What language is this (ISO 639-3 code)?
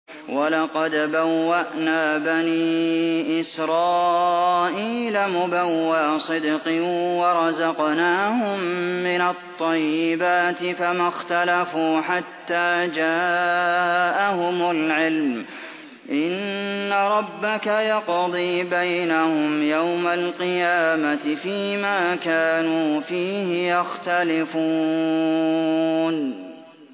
ara